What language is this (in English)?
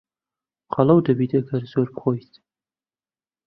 Central Kurdish